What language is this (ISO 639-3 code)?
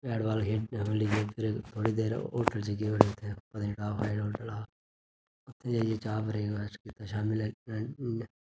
doi